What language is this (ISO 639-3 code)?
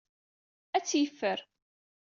kab